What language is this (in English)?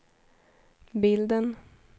Swedish